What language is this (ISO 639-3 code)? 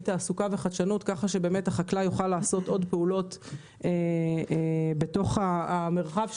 heb